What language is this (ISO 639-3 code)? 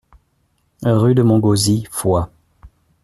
fra